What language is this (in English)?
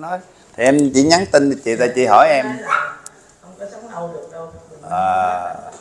Vietnamese